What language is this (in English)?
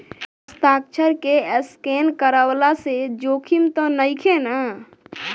Bhojpuri